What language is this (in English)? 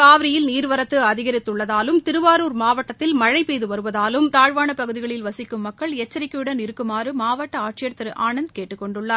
Tamil